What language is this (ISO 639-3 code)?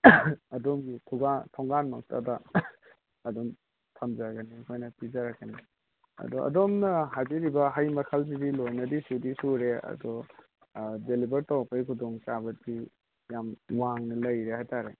mni